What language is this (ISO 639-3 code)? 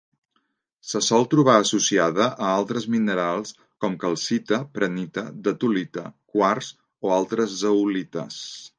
cat